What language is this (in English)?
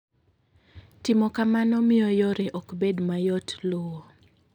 Luo (Kenya and Tanzania)